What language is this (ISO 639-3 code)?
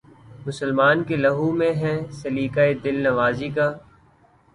urd